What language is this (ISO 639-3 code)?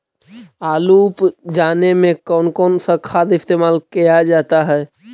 mag